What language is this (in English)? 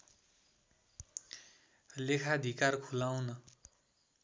Nepali